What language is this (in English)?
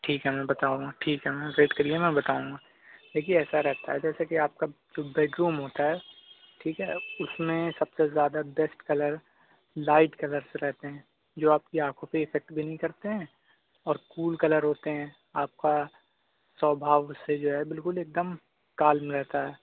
Urdu